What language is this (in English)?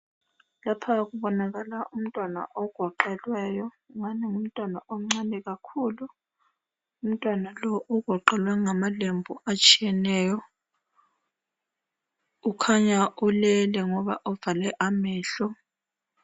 North Ndebele